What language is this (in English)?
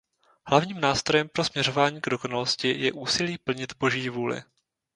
Czech